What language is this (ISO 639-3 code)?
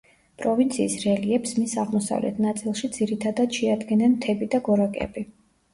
kat